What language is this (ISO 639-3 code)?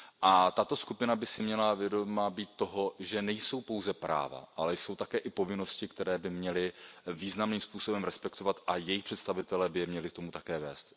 ces